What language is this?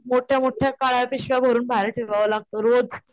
Marathi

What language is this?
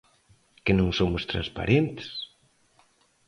Galician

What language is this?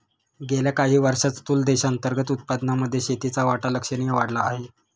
Marathi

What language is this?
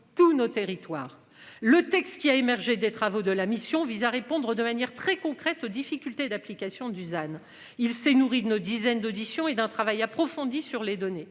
French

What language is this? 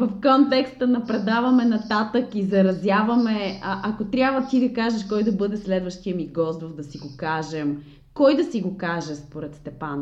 Bulgarian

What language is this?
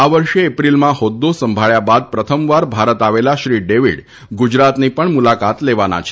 Gujarati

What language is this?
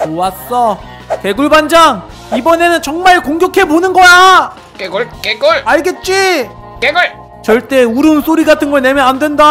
Korean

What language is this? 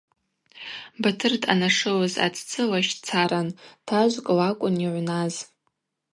Abaza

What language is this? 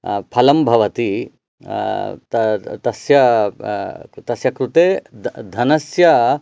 Sanskrit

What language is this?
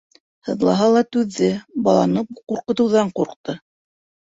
Bashkir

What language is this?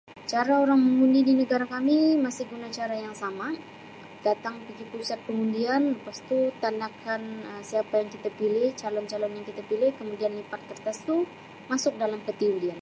Sabah Malay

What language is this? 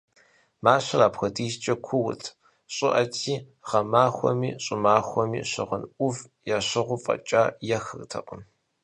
Kabardian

